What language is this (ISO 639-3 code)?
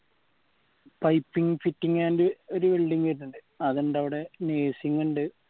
mal